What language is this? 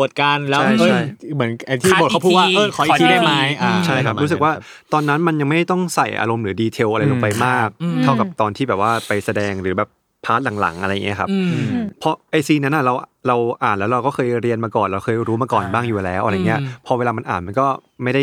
Thai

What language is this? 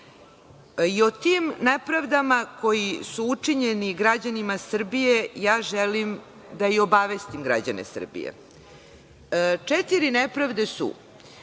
Serbian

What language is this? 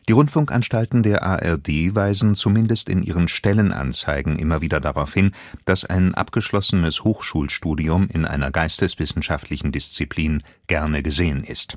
German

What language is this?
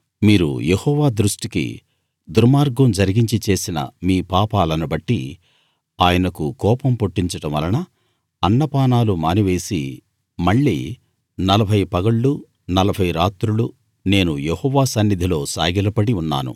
Telugu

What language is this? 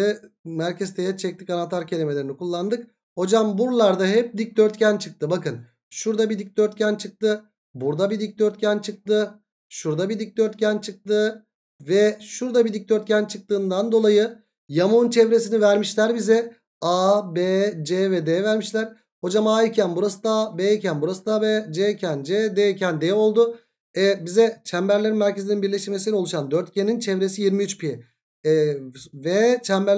Turkish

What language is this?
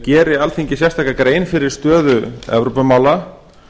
Icelandic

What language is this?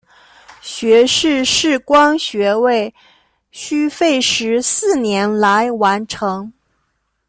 Chinese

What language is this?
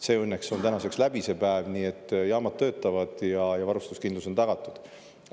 Estonian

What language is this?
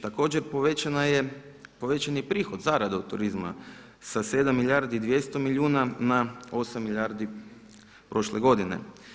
Croatian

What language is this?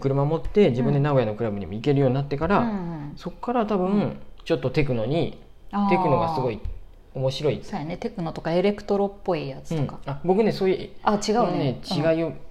Japanese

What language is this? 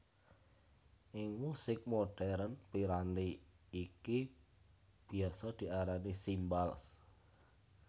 Javanese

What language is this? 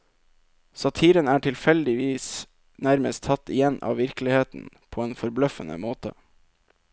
Norwegian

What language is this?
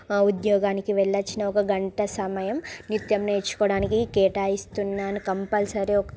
Telugu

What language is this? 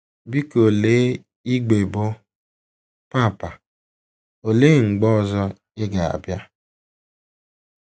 Igbo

